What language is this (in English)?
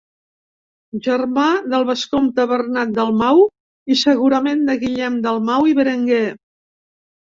Catalan